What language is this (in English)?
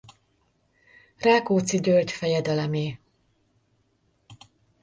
Hungarian